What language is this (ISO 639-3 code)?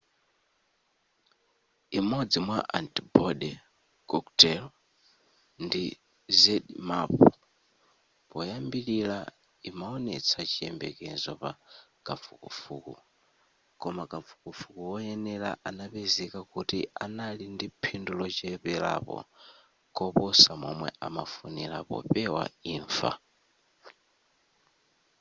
nya